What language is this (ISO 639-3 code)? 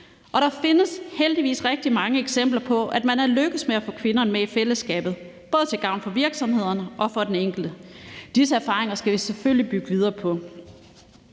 dan